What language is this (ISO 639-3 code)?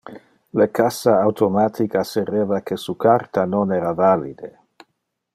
ina